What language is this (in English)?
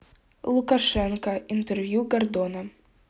Russian